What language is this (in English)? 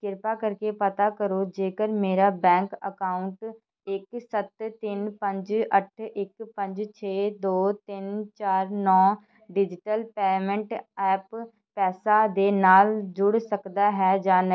Punjabi